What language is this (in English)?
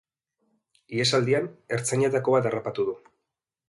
Basque